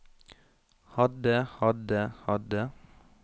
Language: Norwegian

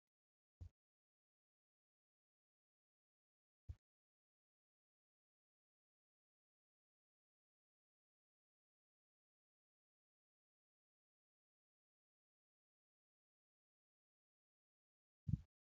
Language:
Oromo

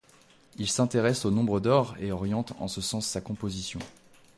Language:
French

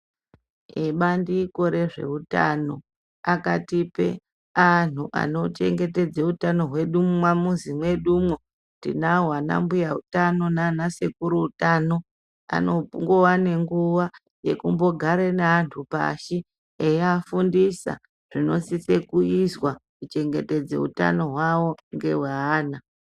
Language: Ndau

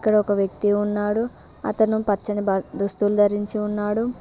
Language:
Telugu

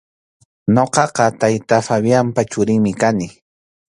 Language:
Arequipa-La Unión Quechua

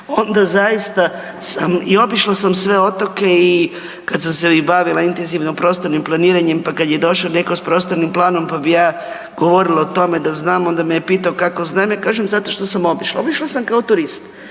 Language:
Croatian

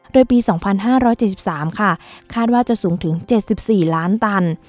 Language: Thai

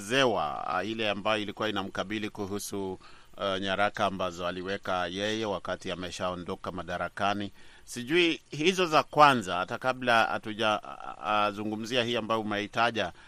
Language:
Swahili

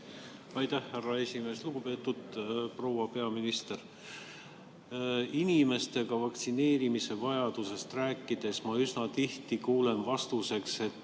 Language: Estonian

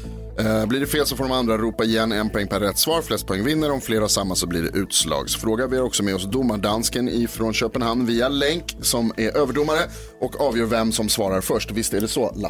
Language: Swedish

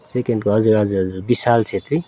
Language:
Nepali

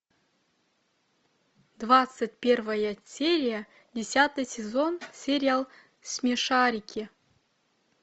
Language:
Russian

